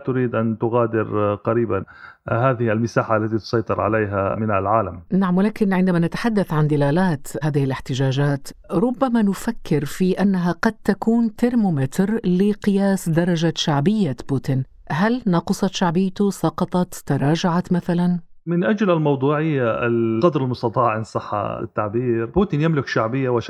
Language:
Arabic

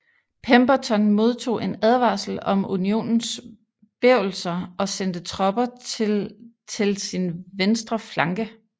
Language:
Danish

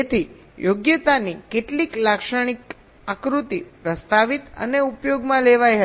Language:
Gujarati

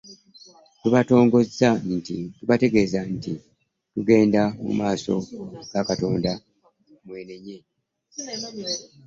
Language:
Ganda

